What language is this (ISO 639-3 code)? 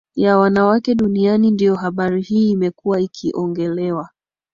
swa